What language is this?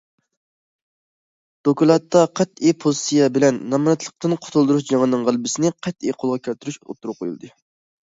Uyghur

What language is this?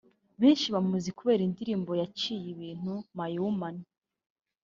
Kinyarwanda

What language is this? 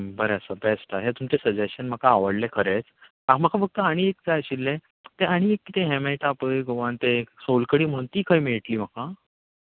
Konkani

